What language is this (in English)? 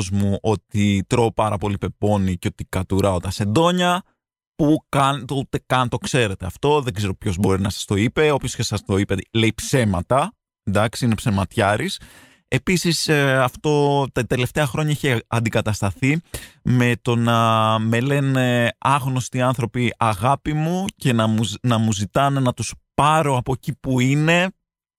Greek